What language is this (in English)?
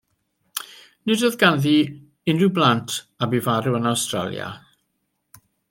Welsh